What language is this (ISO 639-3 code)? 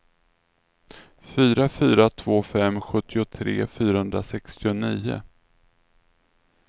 swe